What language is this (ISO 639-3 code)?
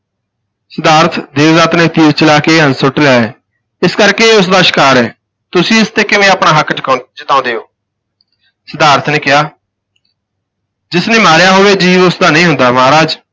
pan